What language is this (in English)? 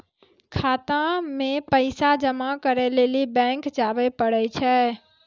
Maithili